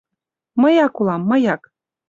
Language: Mari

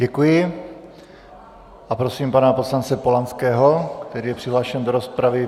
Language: Czech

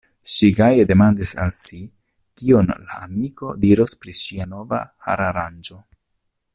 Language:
Esperanto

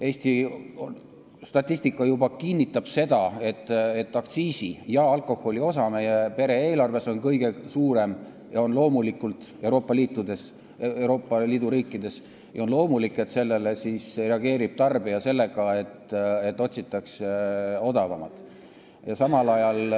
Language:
Estonian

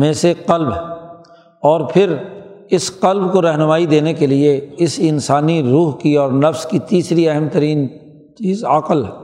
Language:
Urdu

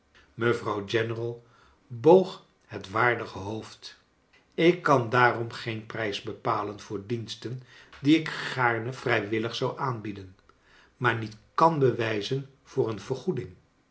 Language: Dutch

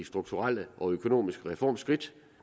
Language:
Danish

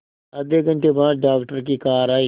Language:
Hindi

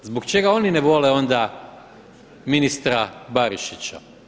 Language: Croatian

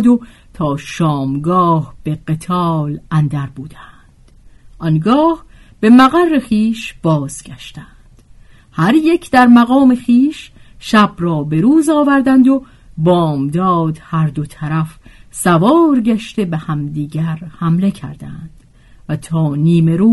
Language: Persian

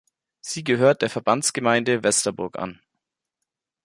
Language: German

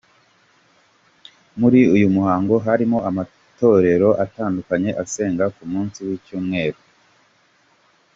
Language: Kinyarwanda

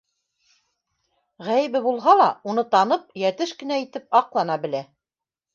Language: Bashkir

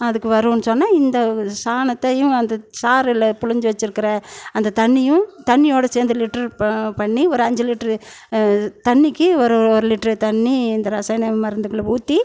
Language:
Tamil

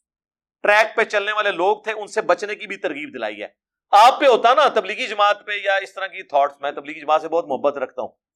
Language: Urdu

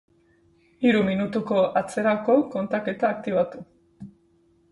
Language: Basque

